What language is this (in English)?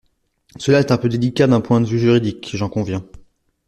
French